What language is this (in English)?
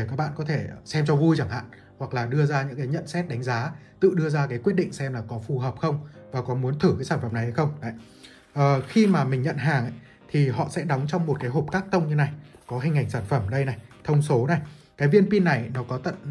Vietnamese